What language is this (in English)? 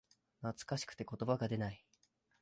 Japanese